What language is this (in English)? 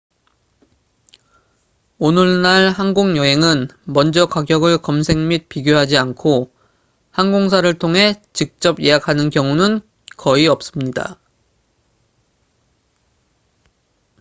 Korean